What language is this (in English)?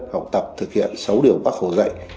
Vietnamese